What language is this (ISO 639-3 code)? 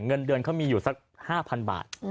tha